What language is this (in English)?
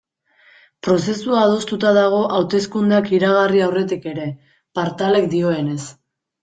Basque